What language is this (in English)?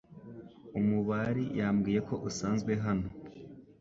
Kinyarwanda